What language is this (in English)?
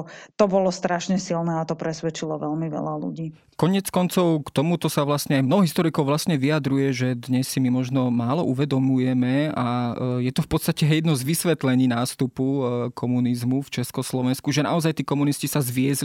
Slovak